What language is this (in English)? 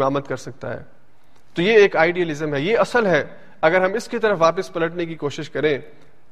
Urdu